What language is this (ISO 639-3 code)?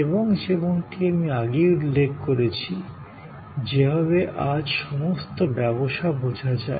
ben